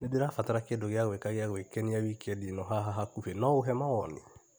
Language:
Kikuyu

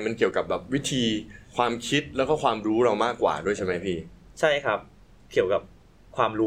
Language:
Thai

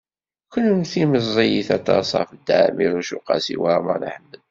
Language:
Kabyle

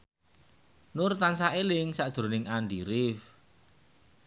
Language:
Javanese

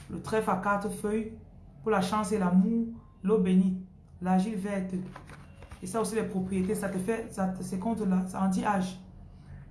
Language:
French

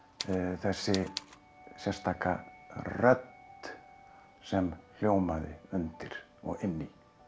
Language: Icelandic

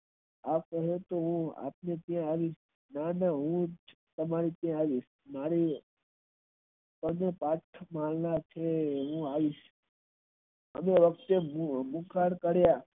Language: Gujarati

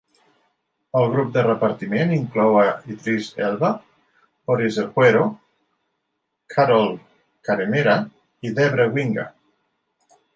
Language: Catalan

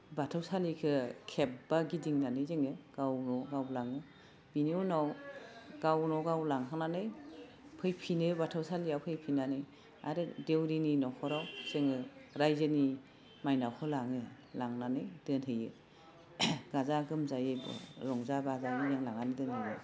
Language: Bodo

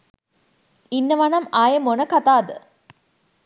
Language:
Sinhala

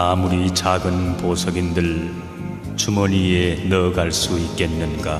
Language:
Korean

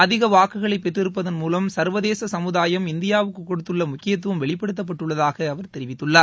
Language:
Tamil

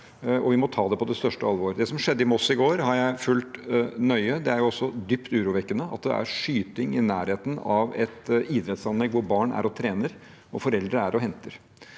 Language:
Norwegian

